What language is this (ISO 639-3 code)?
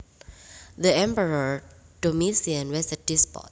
jav